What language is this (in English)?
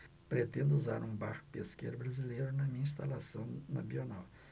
Portuguese